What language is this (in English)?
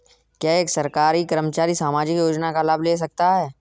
Hindi